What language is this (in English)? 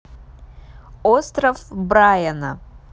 Russian